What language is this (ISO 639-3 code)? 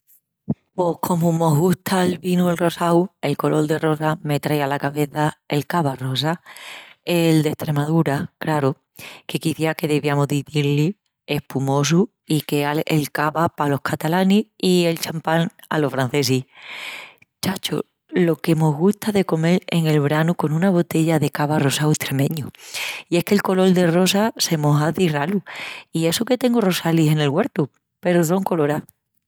ext